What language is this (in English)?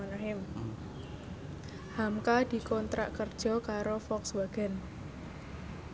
Javanese